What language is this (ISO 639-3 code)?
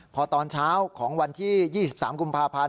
tha